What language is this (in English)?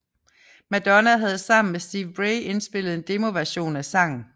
Danish